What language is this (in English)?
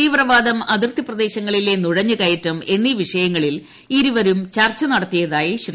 Malayalam